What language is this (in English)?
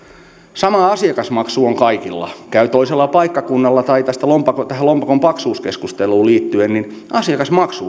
Finnish